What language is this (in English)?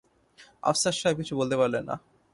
Bangla